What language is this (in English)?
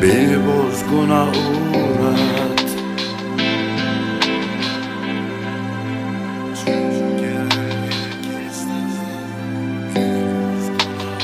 Turkish